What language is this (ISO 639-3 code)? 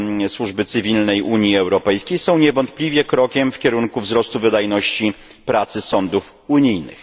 pol